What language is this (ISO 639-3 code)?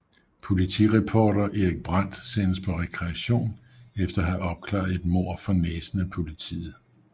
dan